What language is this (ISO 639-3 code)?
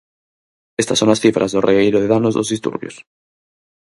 glg